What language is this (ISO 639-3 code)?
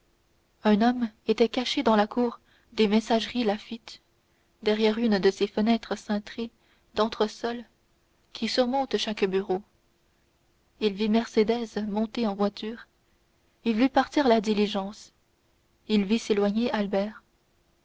fra